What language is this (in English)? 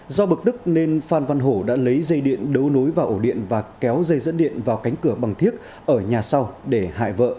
Vietnamese